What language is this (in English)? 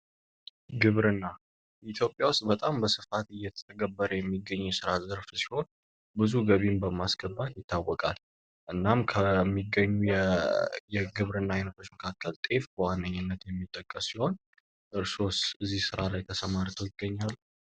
Amharic